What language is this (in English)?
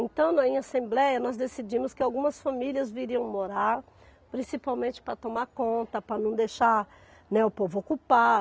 Portuguese